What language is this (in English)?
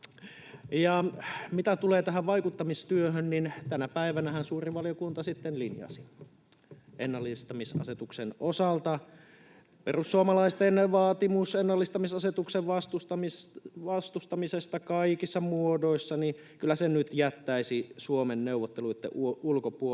Finnish